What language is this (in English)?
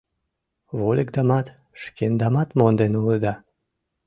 Mari